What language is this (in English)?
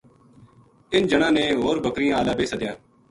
Gujari